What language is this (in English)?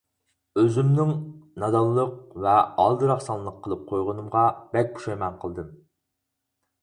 Uyghur